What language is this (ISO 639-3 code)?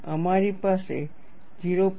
guj